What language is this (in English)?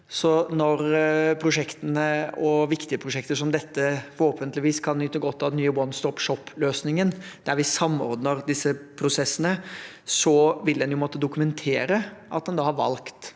Norwegian